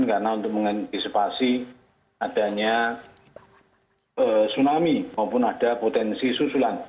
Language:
Indonesian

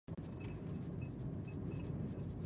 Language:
Pashto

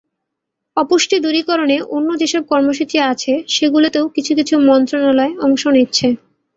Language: Bangla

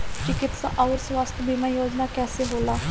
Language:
Bhojpuri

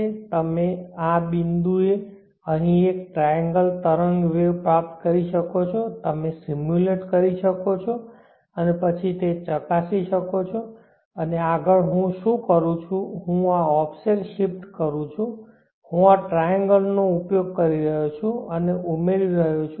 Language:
Gujarati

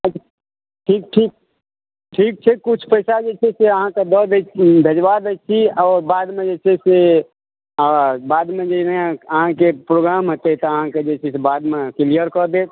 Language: Maithili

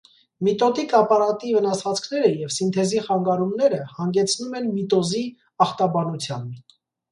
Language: Armenian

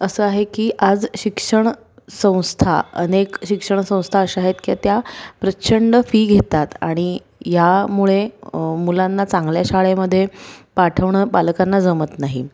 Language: Marathi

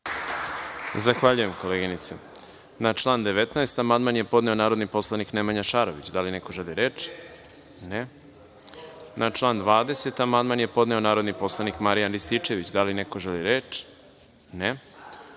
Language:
Serbian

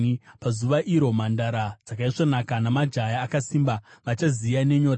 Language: Shona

